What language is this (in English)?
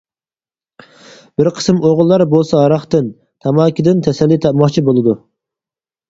Uyghur